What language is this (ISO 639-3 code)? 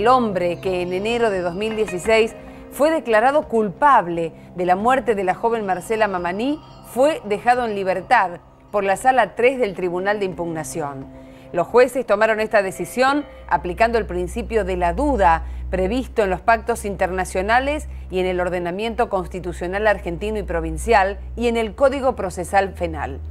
spa